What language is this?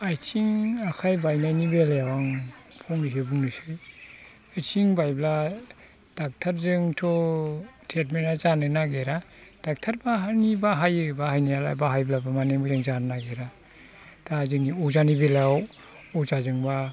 Bodo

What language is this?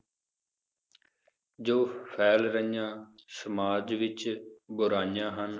Punjabi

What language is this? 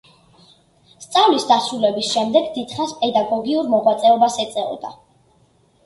Georgian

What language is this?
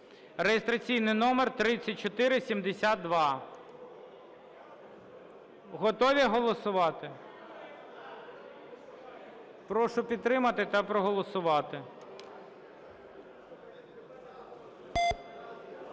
Ukrainian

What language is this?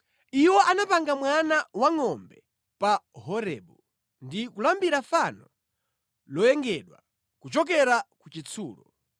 Nyanja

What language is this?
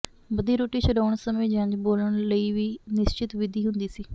Punjabi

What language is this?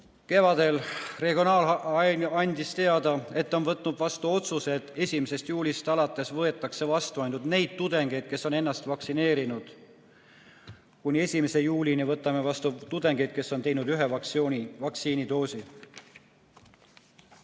Estonian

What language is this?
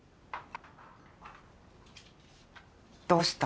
Japanese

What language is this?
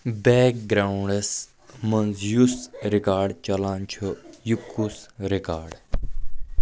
Kashmiri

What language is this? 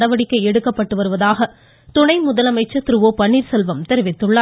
Tamil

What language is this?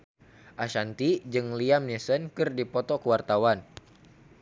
Sundanese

